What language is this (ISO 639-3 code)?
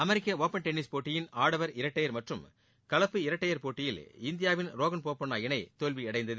tam